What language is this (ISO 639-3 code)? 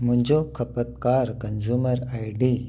snd